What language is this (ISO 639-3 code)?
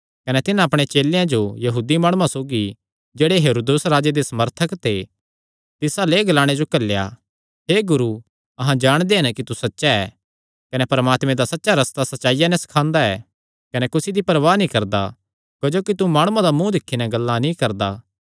xnr